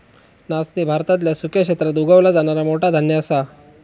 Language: Marathi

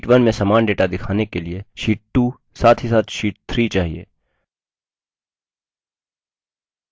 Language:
Hindi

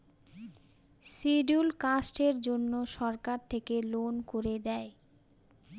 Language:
Bangla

